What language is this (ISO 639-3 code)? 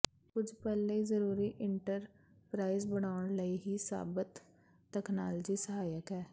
pan